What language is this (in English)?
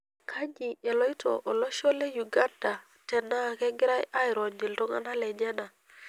Masai